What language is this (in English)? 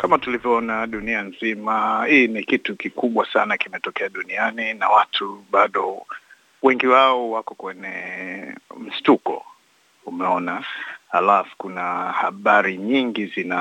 Swahili